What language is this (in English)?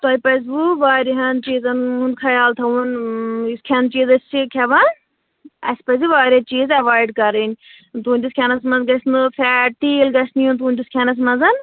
Kashmiri